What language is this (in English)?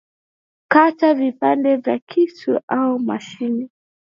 Swahili